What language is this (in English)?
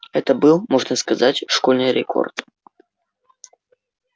Russian